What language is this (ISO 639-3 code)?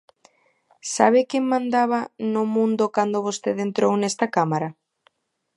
glg